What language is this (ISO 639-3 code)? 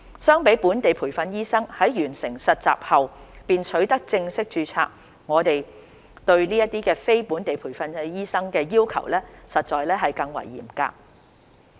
yue